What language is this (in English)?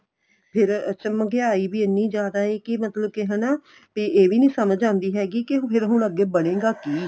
Punjabi